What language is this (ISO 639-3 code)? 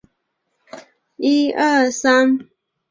zho